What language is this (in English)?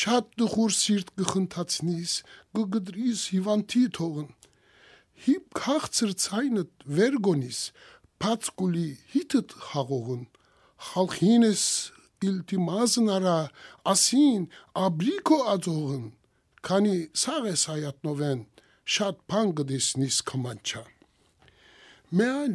Turkish